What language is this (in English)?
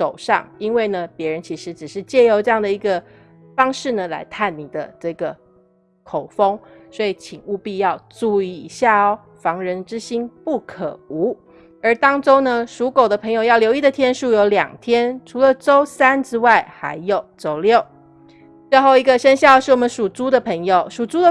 Chinese